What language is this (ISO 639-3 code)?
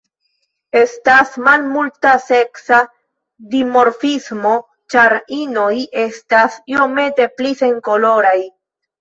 epo